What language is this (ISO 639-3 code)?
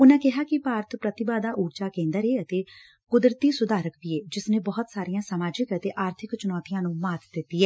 pan